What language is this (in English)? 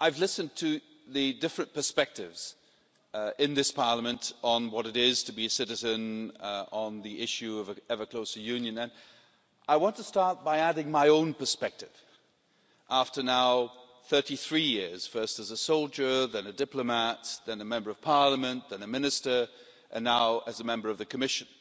English